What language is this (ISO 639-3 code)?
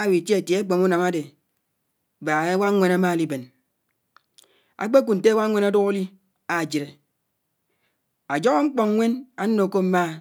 anw